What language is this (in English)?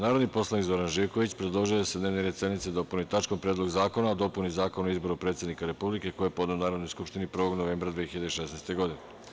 Serbian